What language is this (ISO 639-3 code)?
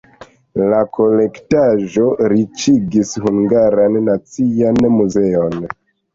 epo